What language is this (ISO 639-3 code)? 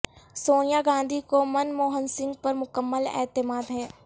urd